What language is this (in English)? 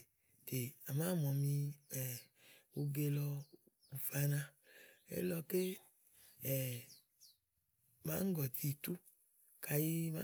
Igo